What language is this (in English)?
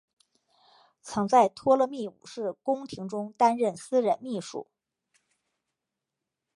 Chinese